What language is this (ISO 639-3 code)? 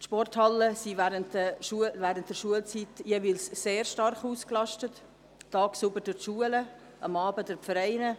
gsw